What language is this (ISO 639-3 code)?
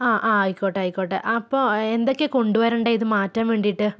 mal